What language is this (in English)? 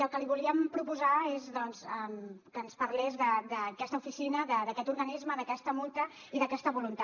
Catalan